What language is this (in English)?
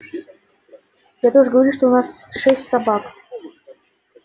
Russian